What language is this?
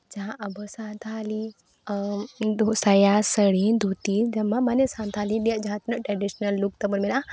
Santali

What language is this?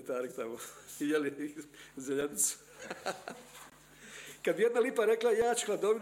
Croatian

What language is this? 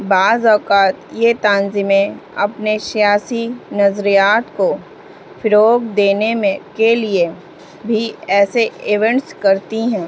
Urdu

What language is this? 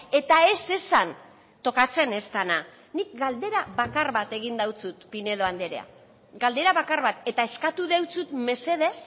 Basque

